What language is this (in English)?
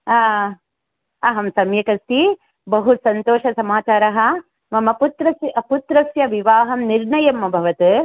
Sanskrit